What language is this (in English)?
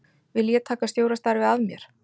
Icelandic